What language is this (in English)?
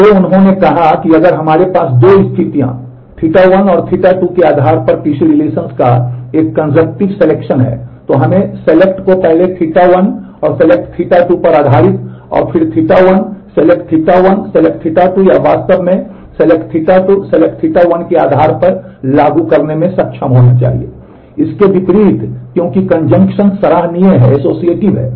Hindi